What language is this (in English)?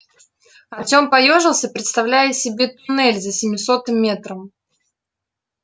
Russian